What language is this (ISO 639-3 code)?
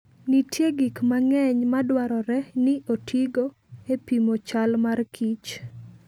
luo